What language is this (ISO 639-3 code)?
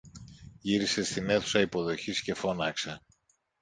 ell